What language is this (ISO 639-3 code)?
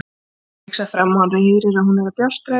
isl